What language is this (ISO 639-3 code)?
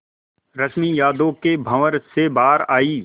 hin